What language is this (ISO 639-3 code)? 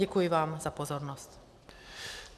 ces